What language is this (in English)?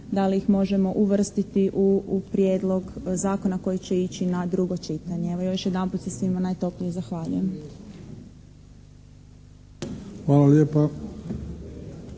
Croatian